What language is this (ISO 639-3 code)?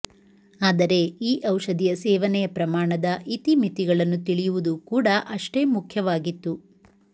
kan